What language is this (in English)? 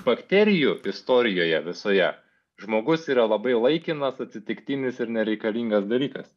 Lithuanian